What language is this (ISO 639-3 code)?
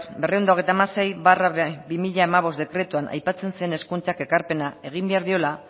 eus